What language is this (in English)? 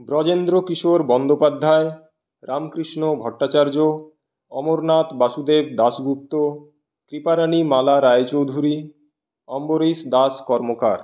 Bangla